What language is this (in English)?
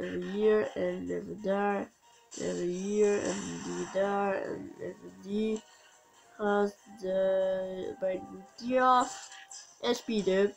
Dutch